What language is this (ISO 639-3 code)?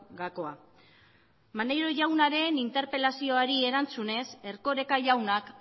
eus